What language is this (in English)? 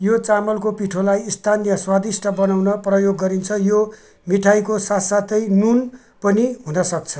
Nepali